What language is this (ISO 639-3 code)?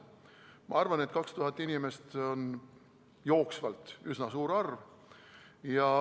est